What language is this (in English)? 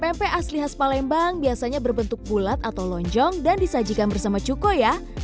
Indonesian